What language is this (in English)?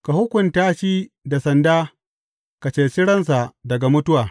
Hausa